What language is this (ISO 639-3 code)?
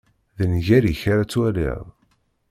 kab